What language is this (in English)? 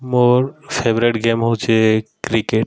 Odia